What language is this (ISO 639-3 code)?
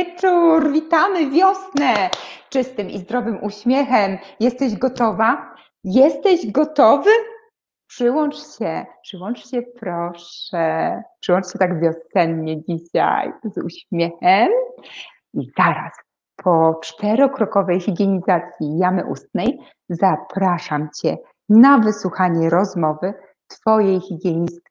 pol